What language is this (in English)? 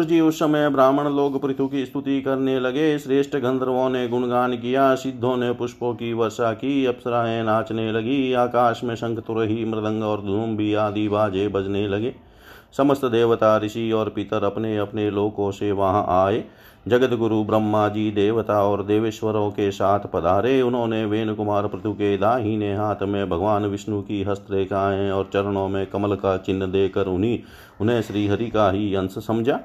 Hindi